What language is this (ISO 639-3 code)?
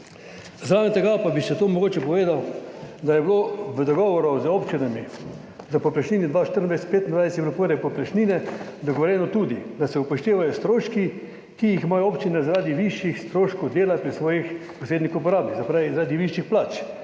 slv